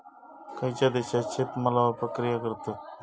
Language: Marathi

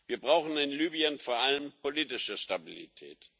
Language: German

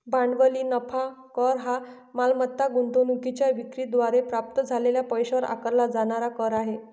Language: Marathi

